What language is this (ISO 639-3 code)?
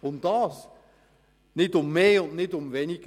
gsw